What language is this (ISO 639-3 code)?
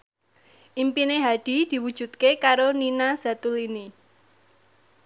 jav